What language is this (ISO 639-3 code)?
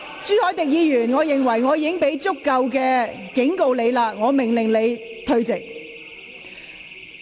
yue